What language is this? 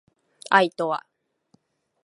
Japanese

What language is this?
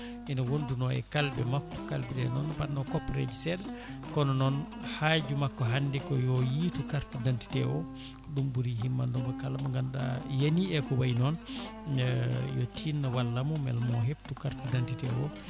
Fula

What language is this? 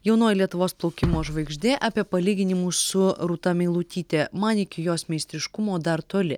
Lithuanian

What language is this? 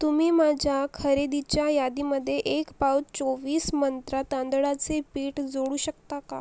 Marathi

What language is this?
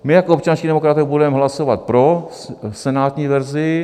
Czech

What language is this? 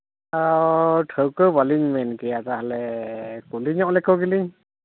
Santali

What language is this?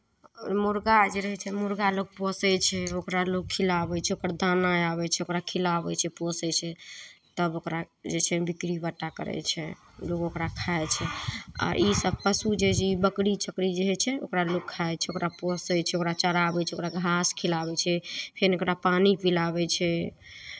Maithili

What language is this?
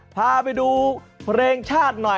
Thai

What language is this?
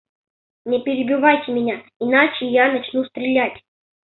Russian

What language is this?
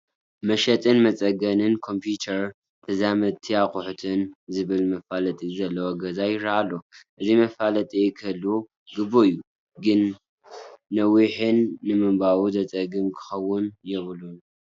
Tigrinya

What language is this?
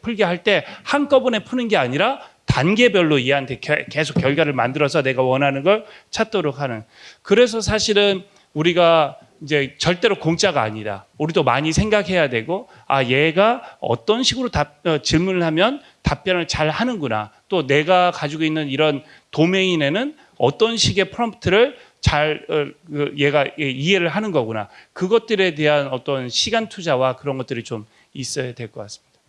Korean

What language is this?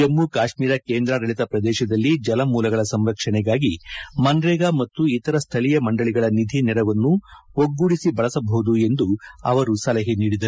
Kannada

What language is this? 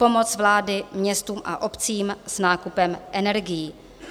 Czech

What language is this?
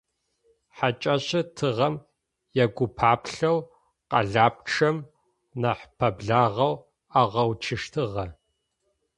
Adyghe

